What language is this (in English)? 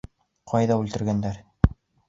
Bashkir